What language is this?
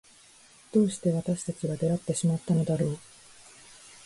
Japanese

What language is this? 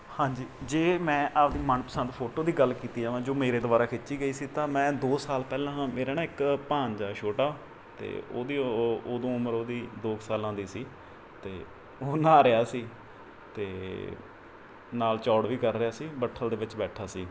Punjabi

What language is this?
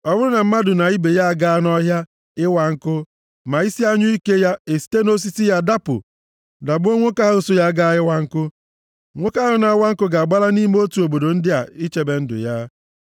Igbo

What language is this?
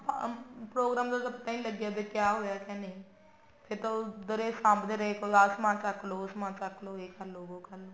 Punjabi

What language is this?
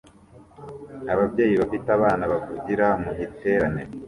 Kinyarwanda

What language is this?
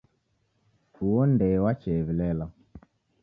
Taita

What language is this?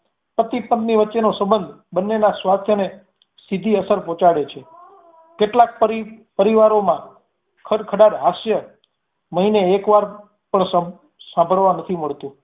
Gujarati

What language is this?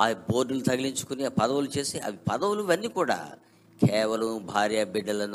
Telugu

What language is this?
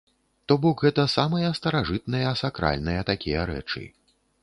Belarusian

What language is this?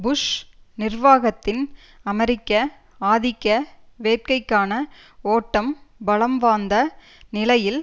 Tamil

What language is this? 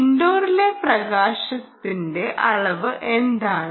Malayalam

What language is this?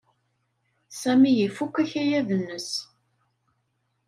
Kabyle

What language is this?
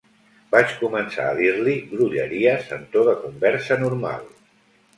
Catalan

